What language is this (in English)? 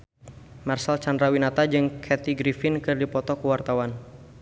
Sundanese